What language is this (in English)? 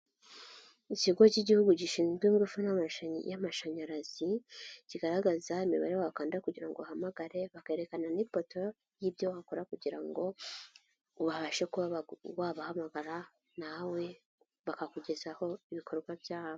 Kinyarwanda